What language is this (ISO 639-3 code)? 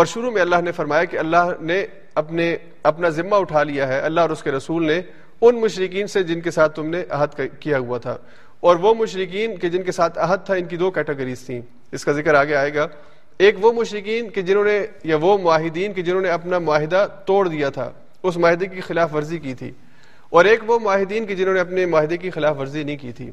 urd